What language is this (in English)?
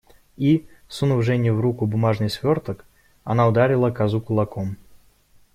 Russian